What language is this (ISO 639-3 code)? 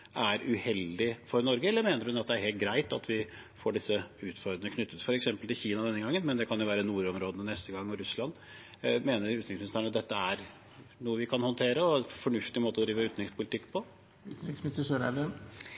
nob